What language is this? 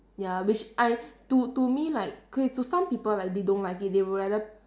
English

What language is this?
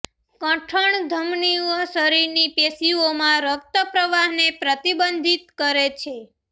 Gujarati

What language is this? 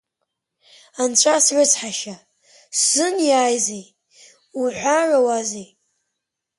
Abkhazian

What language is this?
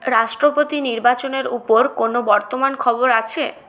Bangla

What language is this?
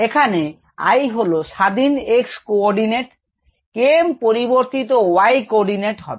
Bangla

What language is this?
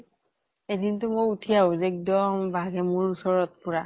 Assamese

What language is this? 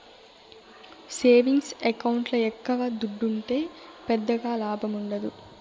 Telugu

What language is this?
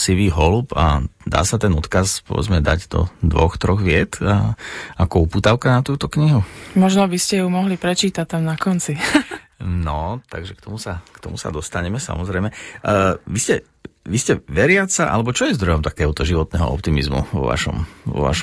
Slovak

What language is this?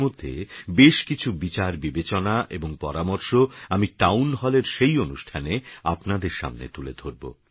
Bangla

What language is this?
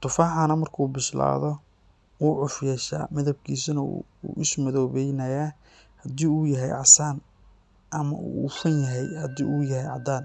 Somali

